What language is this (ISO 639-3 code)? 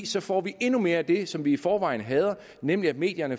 dan